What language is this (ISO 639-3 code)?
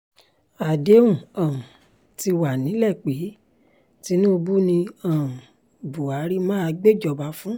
yor